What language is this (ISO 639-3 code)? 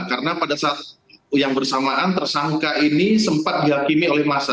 ind